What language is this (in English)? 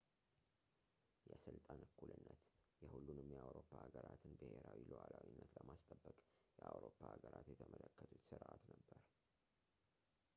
Amharic